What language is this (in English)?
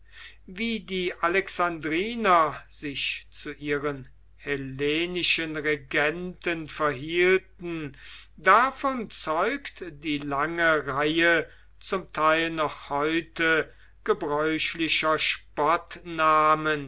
German